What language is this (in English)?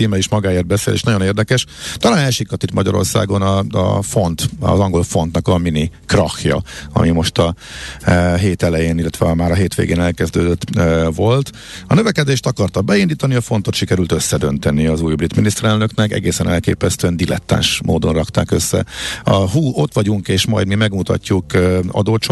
Hungarian